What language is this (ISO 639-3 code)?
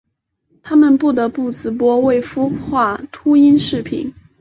zho